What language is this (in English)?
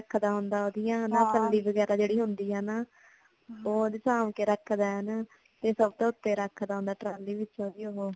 Punjabi